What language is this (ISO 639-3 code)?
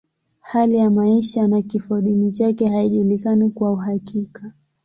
swa